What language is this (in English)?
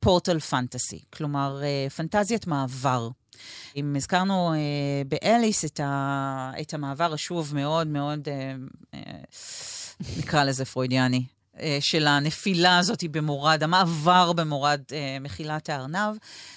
Hebrew